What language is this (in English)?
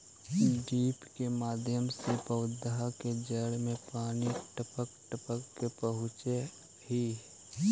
Magahi